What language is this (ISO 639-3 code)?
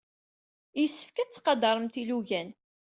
kab